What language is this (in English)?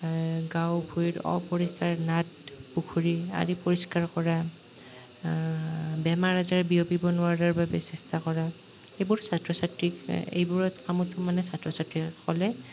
Assamese